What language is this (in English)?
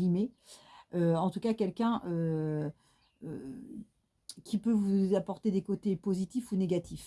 French